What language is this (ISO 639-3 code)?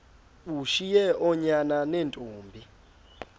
xho